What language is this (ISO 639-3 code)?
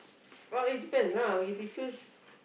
eng